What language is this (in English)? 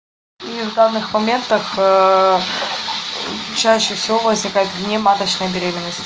Russian